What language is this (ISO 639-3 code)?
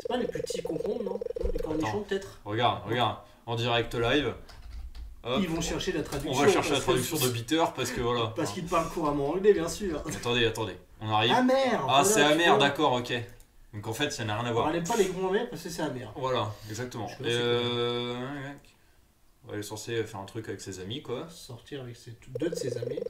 fra